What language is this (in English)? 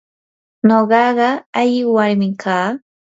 Yanahuanca Pasco Quechua